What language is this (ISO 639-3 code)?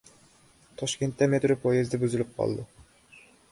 uzb